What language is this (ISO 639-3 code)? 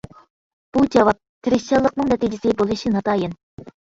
uig